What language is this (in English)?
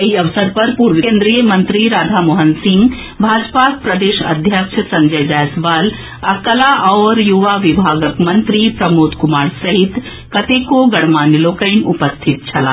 Maithili